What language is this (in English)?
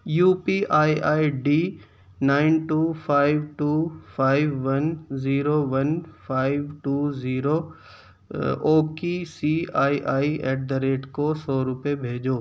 Urdu